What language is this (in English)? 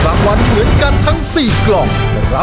Thai